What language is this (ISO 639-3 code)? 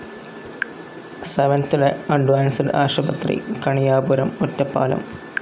mal